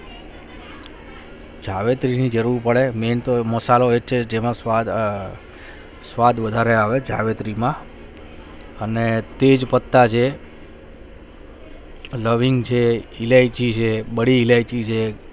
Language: Gujarati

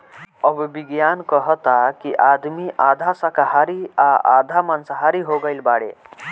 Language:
Bhojpuri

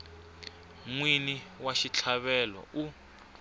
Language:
Tsonga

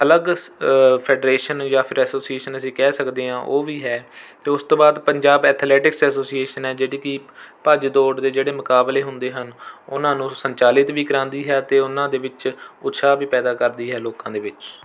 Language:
Punjabi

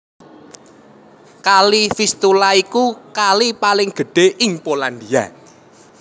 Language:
Javanese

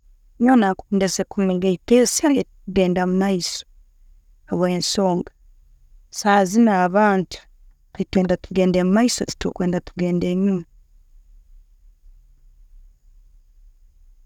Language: Tooro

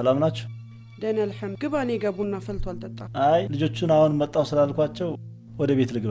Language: Arabic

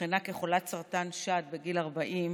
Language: Hebrew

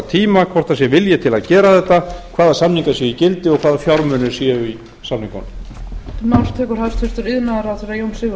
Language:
Icelandic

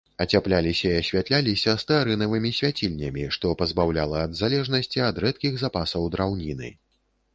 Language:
Belarusian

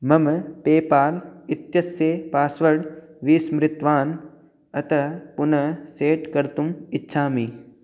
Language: Sanskrit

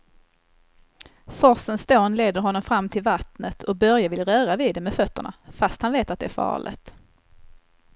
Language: Swedish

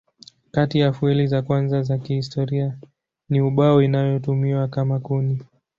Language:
Swahili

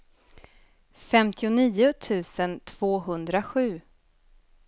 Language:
Swedish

